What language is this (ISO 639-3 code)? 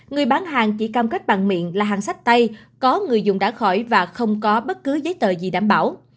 vie